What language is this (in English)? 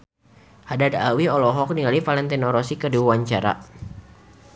Sundanese